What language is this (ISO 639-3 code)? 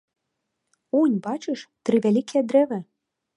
bel